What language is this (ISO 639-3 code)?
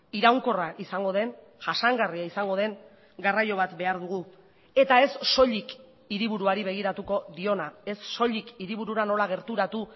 eus